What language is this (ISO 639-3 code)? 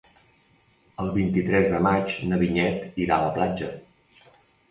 cat